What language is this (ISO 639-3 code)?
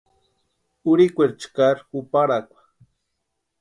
pua